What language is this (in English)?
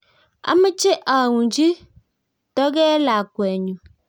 Kalenjin